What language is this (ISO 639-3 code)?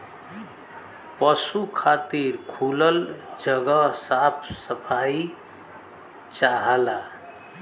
bho